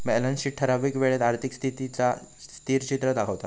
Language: Marathi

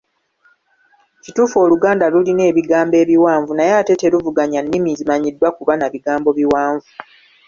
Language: Ganda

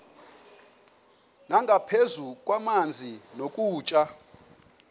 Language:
Xhosa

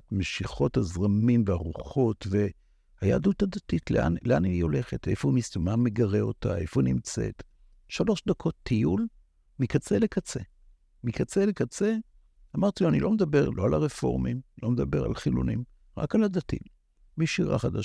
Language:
Hebrew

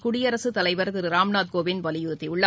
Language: Tamil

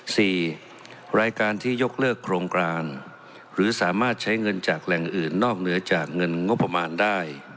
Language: Thai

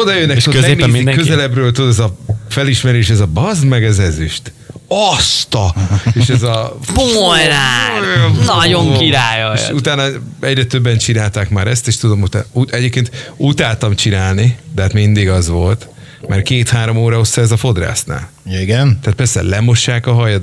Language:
Hungarian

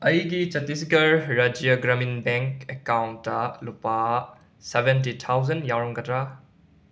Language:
Manipuri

